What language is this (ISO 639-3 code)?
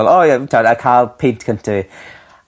cym